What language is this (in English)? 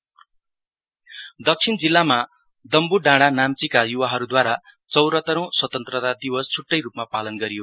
Nepali